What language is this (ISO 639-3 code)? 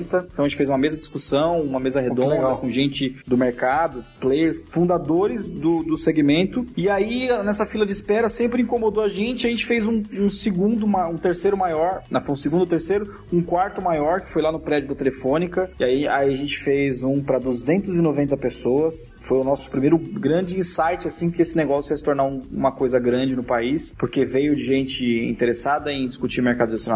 por